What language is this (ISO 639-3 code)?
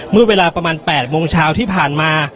tha